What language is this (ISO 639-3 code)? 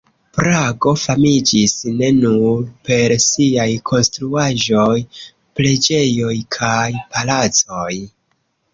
epo